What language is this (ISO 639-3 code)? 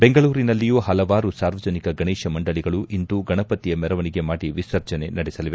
kan